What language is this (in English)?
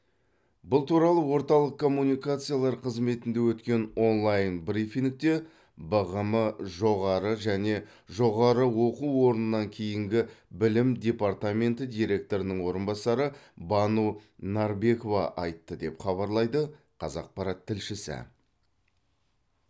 Kazakh